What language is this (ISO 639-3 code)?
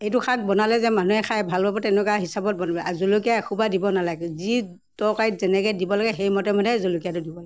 asm